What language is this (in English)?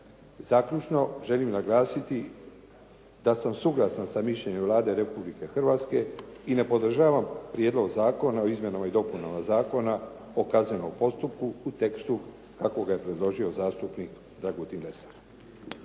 Croatian